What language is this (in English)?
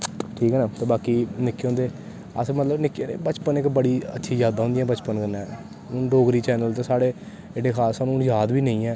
Dogri